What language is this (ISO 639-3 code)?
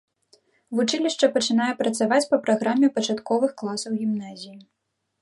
bel